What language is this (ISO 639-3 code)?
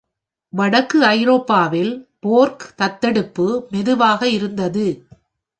tam